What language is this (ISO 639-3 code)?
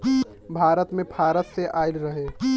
bho